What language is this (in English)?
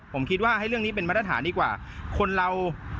Thai